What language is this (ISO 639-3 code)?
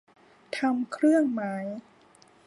tha